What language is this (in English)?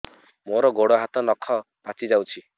Odia